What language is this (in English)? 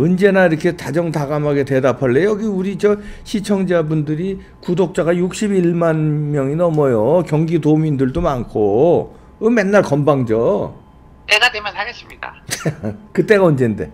Korean